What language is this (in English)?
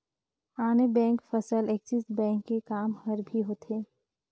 Chhattisgarhi